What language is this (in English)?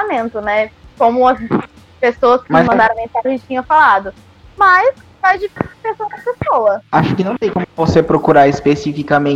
Portuguese